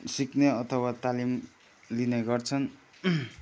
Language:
Nepali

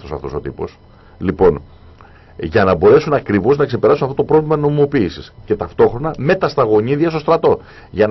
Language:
Greek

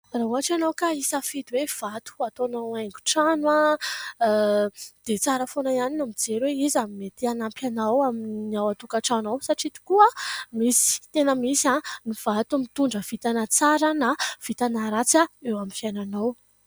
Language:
Malagasy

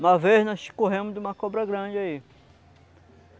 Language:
Portuguese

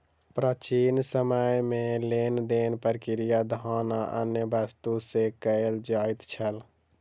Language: Maithili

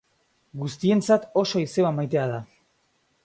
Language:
Basque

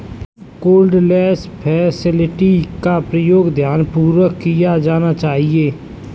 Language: Hindi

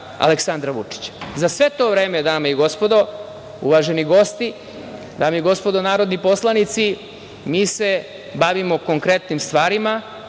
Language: Serbian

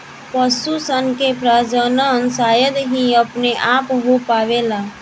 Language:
Bhojpuri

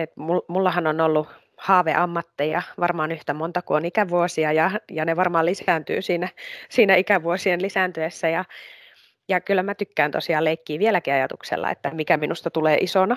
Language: Finnish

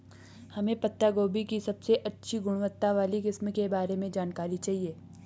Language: Hindi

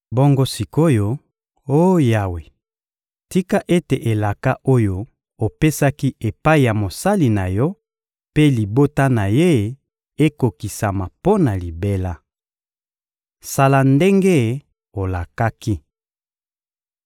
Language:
Lingala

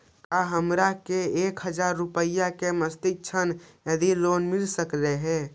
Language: Magahi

